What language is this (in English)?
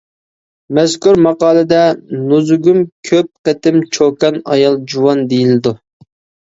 Uyghur